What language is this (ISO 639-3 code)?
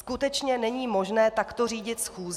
ces